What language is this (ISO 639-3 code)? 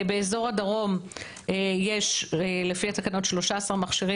heb